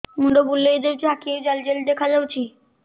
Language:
Odia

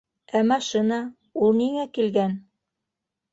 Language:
Bashkir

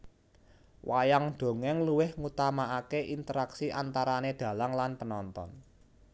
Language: Javanese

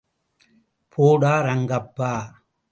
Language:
Tamil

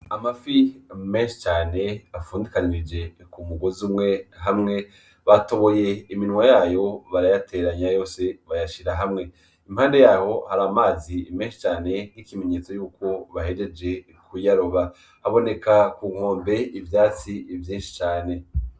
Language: Rundi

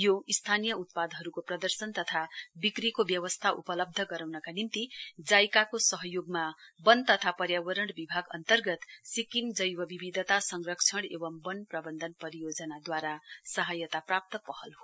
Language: Nepali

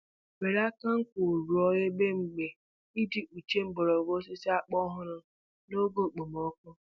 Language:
Igbo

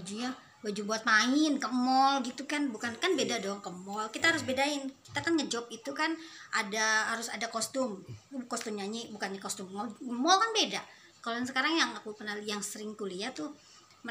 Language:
Indonesian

